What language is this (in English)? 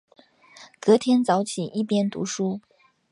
Chinese